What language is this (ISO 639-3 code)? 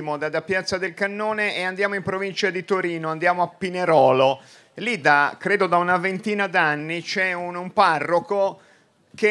ita